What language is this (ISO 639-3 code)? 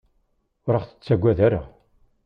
kab